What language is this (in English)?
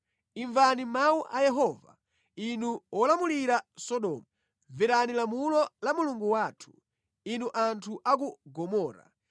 Nyanja